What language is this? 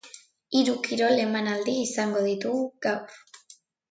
Basque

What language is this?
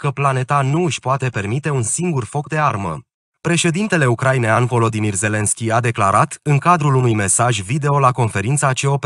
Romanian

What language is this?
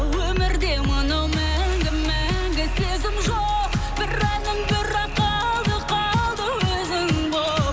Kazakh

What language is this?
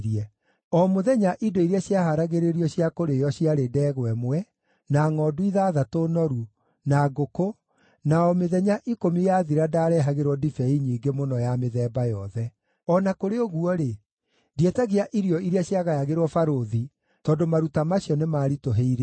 Kikuyu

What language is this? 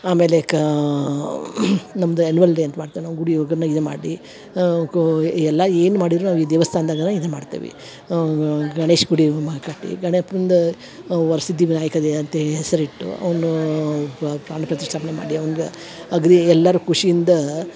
Kannada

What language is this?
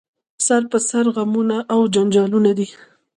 Pashto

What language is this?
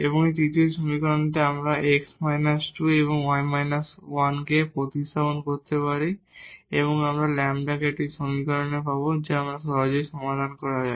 Bangla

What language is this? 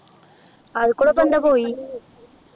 Malayalam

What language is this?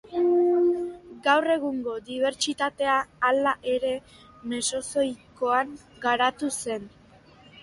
Basque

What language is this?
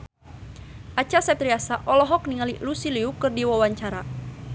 Sundanese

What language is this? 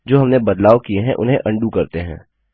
Hindi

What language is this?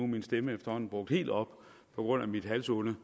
Danish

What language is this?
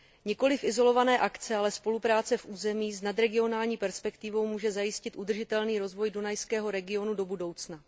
Czech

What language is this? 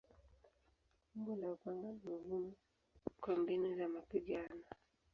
Swahili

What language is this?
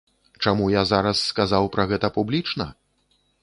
Belarusian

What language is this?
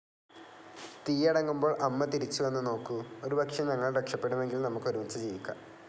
Malayalam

